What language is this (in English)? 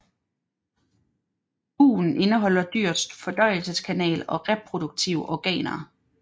Danish